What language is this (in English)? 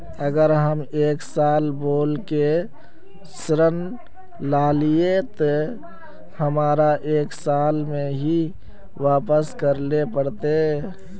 Magahi